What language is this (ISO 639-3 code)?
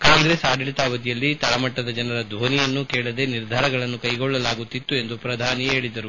kan